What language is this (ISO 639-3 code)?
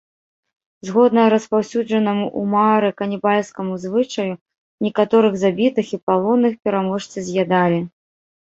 bel